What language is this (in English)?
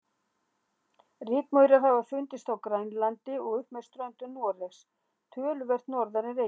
Icelandic